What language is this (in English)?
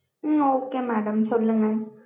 Tamil